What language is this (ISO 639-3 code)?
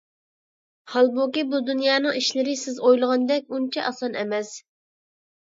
uig